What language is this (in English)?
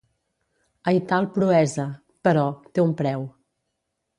Catalan